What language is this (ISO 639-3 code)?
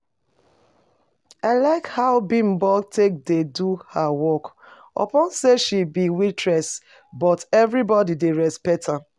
pcm